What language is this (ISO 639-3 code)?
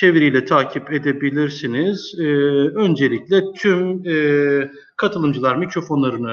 tur